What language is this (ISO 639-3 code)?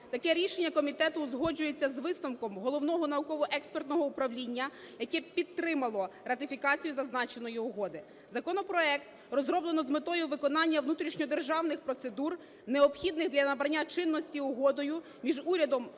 ukr